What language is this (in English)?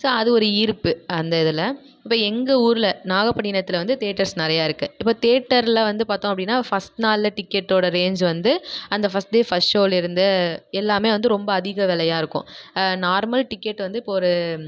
Tamil